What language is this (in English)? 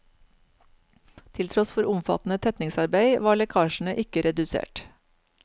Norwegian